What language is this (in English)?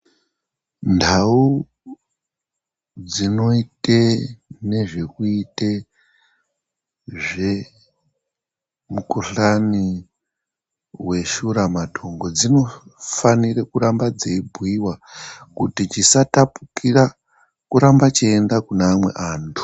Ndau